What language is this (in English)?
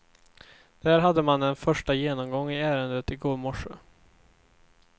Swedish